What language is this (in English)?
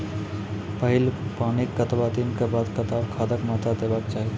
Maithili